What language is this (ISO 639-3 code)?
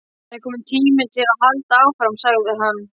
isl